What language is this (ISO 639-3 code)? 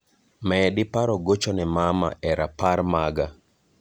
luo